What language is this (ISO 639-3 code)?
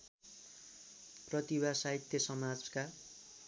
nep